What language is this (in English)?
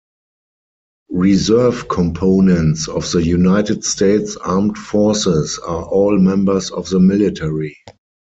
English